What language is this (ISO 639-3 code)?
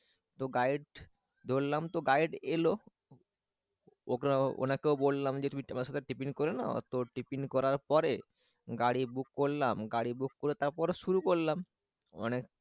ben